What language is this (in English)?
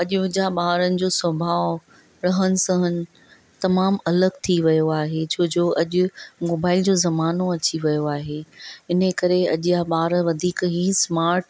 Sindhi